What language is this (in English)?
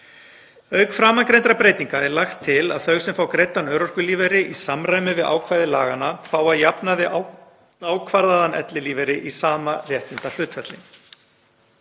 Icelandic